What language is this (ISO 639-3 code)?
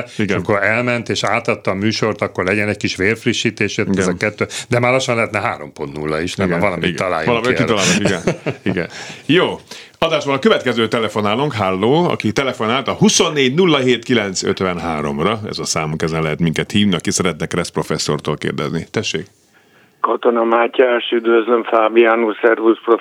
hun